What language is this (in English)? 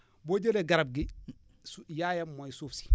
Wolof